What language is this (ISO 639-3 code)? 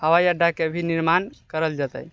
mai